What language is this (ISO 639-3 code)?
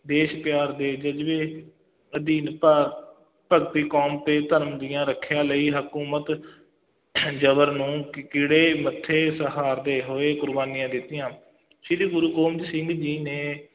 pan